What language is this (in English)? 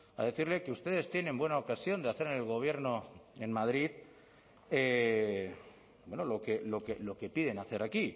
Spanish